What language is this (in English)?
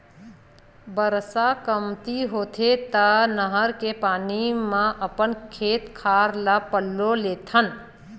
Chhattisgarhi